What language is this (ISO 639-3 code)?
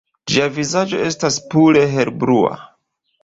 epo